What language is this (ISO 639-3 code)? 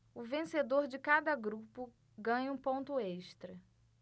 por